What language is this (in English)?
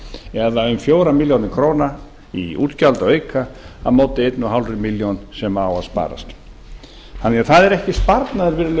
Icelandic